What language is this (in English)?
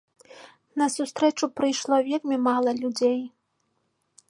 Belarusian